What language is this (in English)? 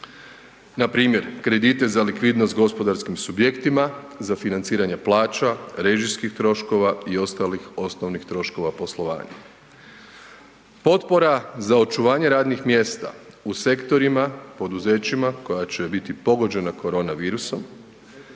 Croatian